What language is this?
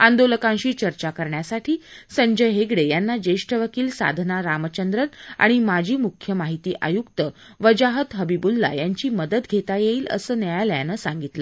Marathi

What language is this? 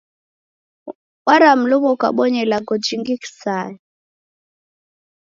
Taita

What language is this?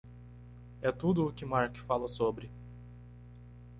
Portuguese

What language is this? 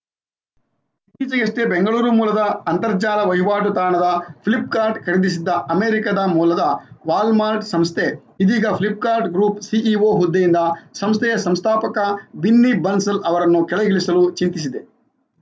Kannada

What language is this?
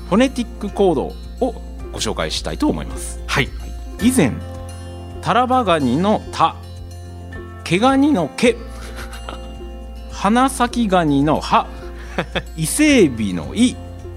Japanese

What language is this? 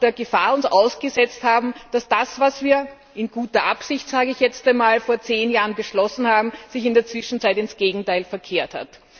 German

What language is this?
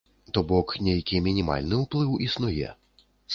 Belarusian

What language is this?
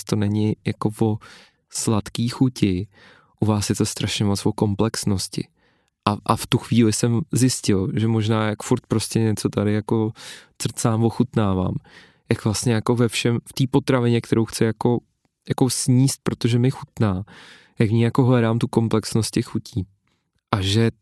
Czech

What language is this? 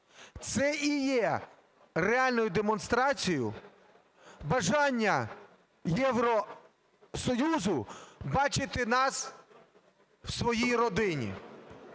Ukrainian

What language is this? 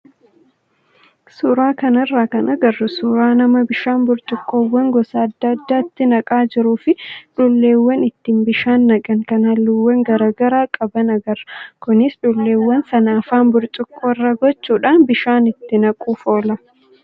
Oromo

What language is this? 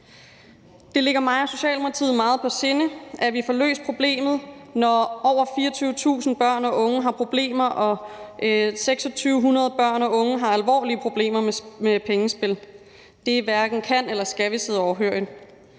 Danish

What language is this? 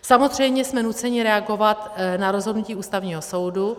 Czech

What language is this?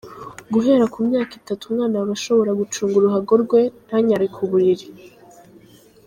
Kinyarwanda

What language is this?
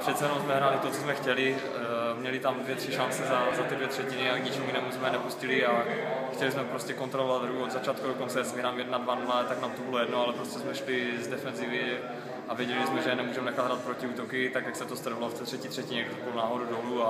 Czech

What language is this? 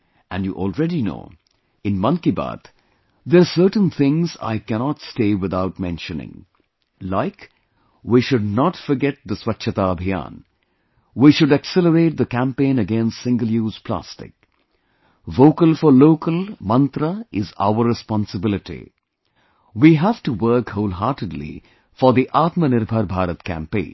English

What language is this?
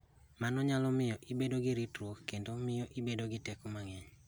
Luo (Kenya and Tanzania)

